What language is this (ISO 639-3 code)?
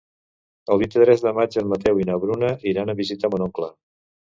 cat